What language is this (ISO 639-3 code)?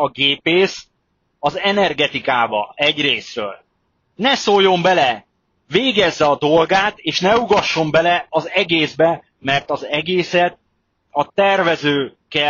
hun